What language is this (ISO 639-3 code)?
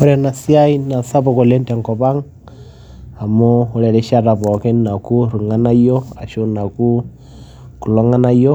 mas